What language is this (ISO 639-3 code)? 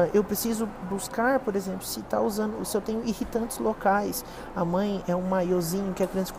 por